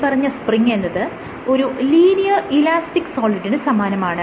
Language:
Malayalam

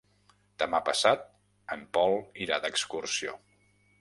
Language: Catalan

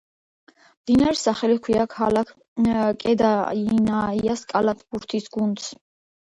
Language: Georgian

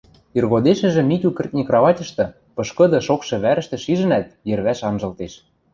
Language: Western Mari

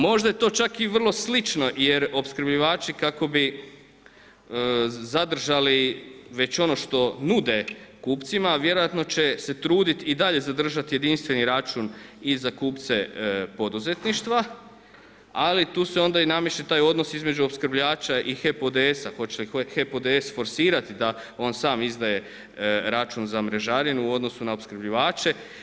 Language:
Croatian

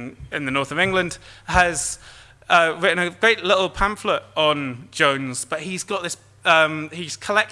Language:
English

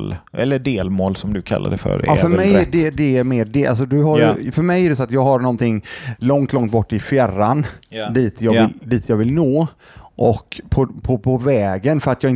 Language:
Swedish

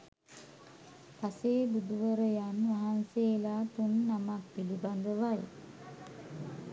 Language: Sinhala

